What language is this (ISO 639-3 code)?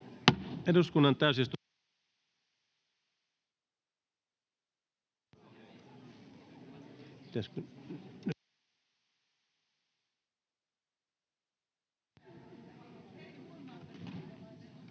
fin